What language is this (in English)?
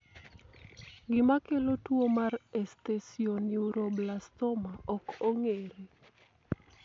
Luo (Kenya and Tanzania)